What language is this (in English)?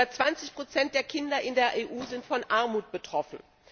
German